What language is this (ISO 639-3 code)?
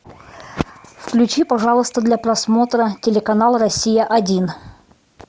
rus